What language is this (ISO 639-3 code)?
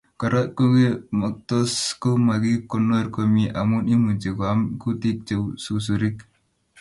kln